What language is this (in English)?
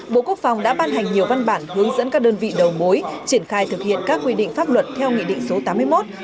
Vietnamese